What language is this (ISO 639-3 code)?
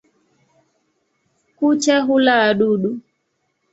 swa